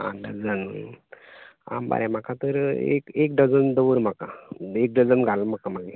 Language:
Konkani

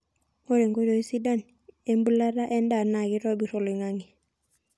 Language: Masai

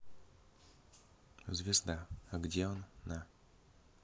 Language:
Russian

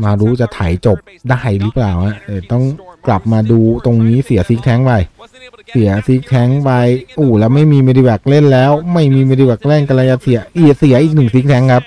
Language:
Thai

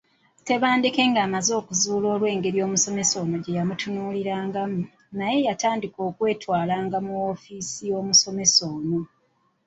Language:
Ganda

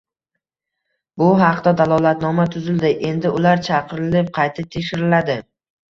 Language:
Uzbek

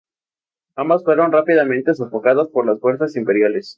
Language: Spanish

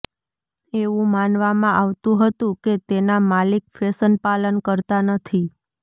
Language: Gujarati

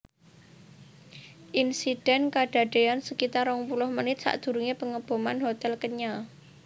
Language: Javanese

